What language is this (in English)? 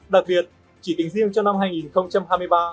Vietnamese